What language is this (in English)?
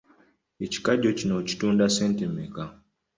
Ganda